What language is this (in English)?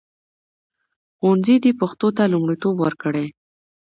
Pashto